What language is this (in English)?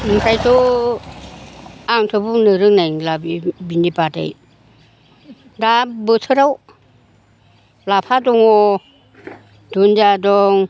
Bodo